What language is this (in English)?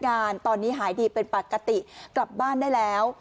Thai